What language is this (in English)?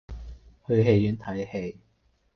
Cantonese